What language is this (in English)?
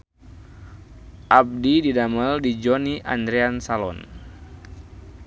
Sundanese